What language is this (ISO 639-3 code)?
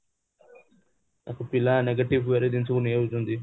ori